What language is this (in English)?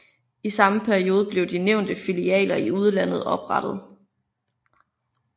Danish